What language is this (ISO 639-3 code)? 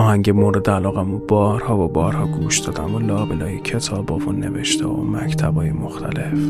fas